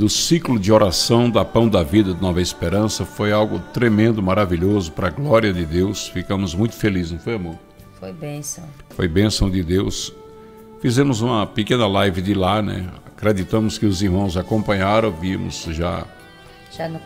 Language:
Portuguese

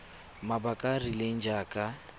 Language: Tswana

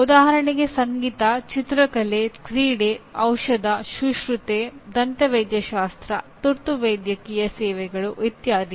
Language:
Kannada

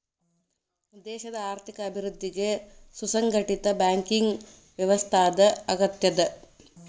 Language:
Kannada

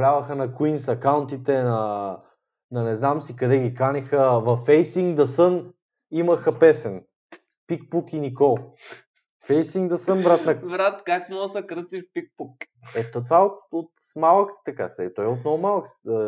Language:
Bulgarian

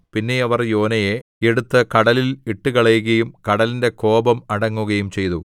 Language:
Malayalam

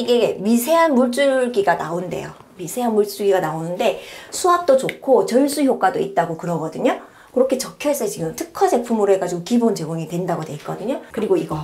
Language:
Korean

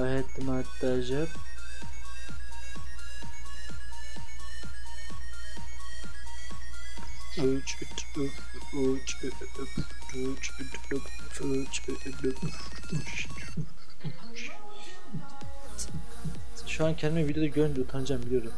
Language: Turkish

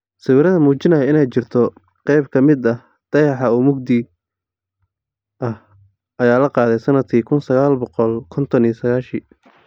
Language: Somali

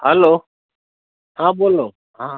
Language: Gujarati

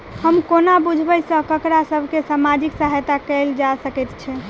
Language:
Maithili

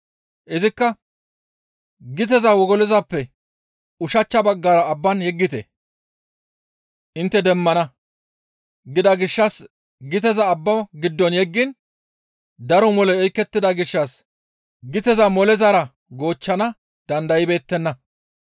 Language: Gamo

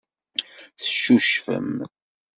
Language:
Kabyle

